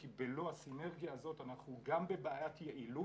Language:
Hebrew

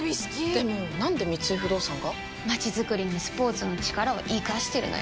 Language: Japanese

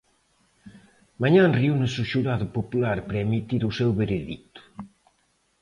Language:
Galician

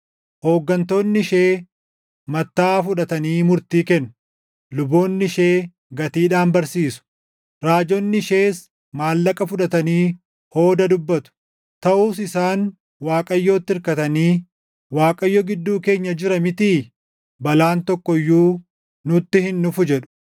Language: Oromo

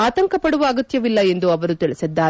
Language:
Kannada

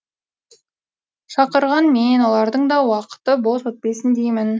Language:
Kazakh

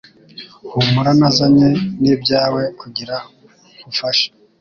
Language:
Kinyarwanda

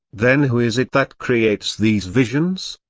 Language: English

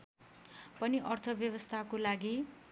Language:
Nepali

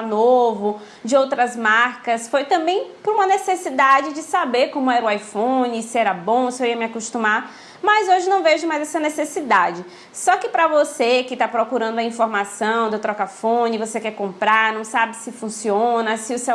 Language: Portuguese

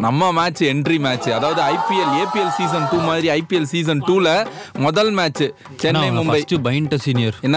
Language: Tamil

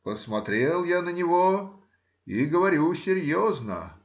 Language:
Russian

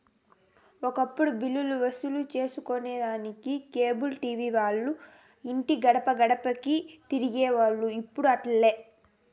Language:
Telugu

